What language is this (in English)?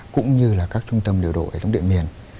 Vietnamese